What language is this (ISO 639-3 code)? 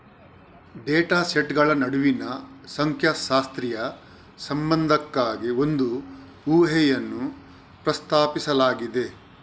kan